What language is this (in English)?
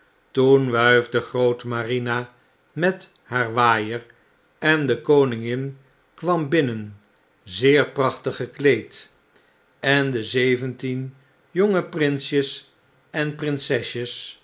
Dutch